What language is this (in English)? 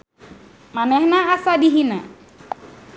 Sundanese